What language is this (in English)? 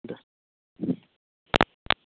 Assamese